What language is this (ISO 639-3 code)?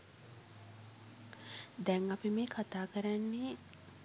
sin